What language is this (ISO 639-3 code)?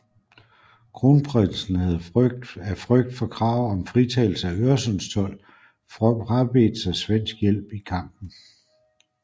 dan